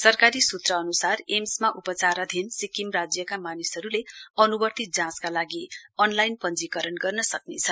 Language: Nepali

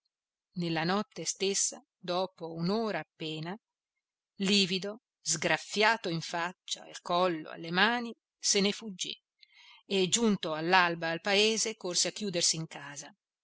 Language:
Italian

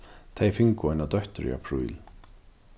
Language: Faroese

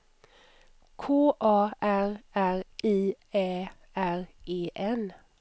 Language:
Swedish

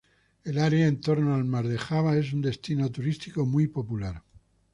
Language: Spanish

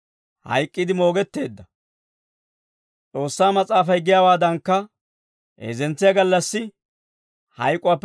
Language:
Dawro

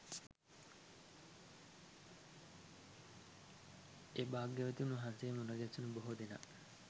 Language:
Sinhala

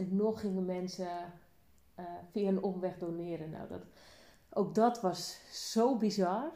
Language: Dutch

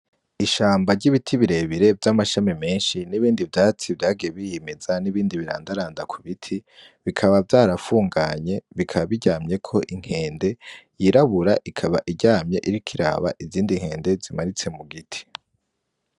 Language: Rundi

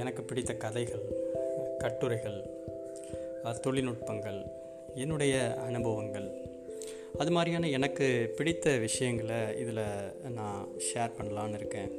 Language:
Tamil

